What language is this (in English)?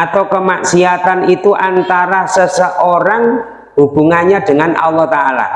Indonesian